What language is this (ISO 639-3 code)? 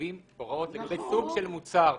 heb